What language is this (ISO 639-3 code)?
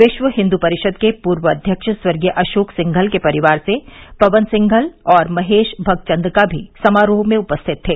hin